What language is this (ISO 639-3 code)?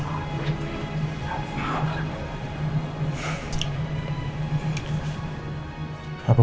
ind